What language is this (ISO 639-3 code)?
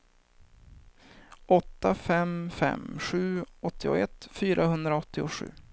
swe